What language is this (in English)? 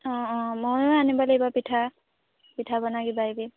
Assamese